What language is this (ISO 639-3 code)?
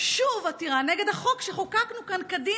heb